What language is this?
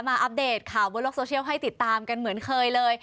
Thai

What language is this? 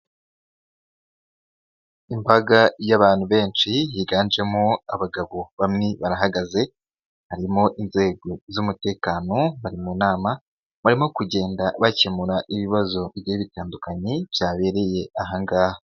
Kinyarwanda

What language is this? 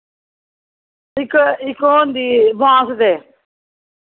Dogri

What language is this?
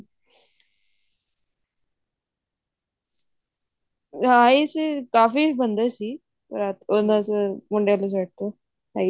Punjabi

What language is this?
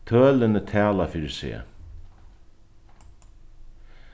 Faroese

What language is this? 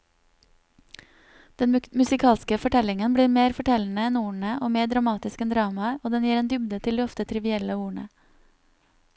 Norwegian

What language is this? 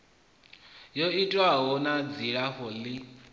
Venda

